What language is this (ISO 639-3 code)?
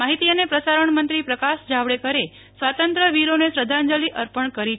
guj